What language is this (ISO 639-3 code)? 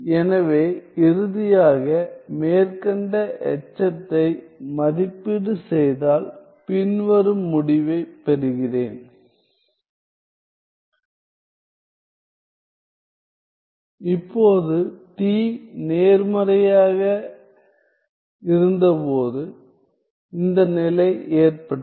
tam